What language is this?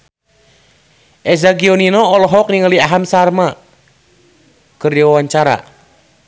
Sundanese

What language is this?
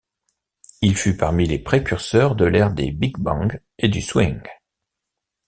French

